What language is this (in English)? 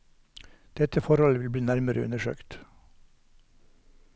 Norwegian